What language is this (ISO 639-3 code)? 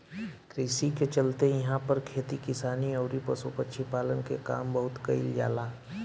bho